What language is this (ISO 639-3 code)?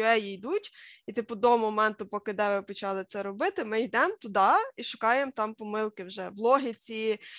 ukr